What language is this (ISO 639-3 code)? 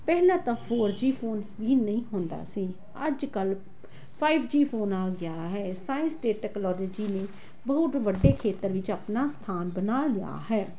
pan